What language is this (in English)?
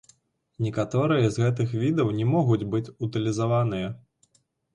Belarusian